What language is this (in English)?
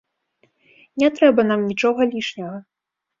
Belarusian